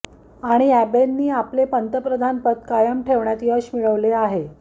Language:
Marathi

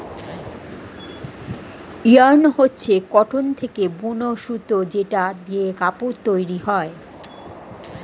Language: Bangla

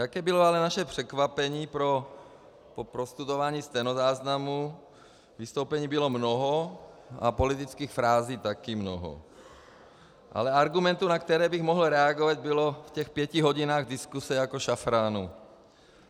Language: Czech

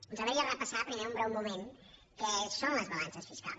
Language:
Catalan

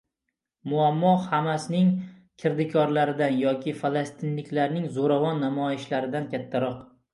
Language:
Uzbek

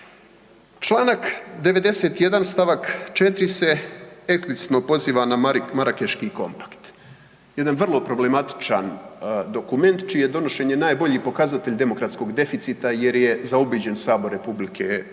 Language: Croatian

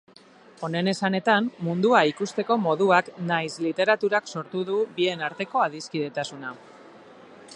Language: Basque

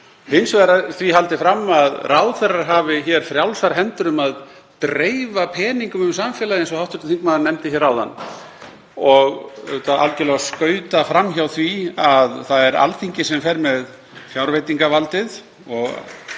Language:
Icelandic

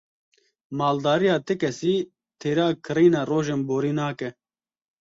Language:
Kurdish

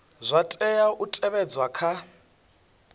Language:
Venda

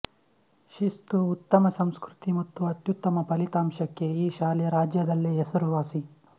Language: Kannada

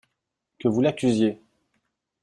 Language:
French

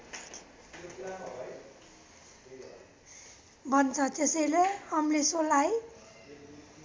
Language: Nepali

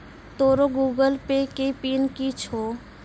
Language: Maithili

